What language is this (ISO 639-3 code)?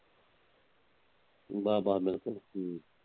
pan